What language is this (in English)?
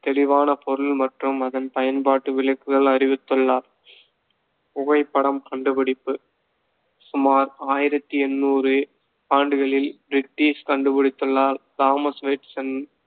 Tamil